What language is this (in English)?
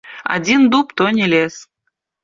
Belarusian